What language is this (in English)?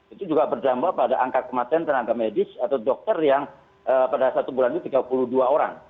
Indonesian